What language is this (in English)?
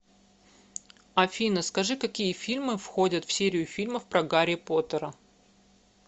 Russian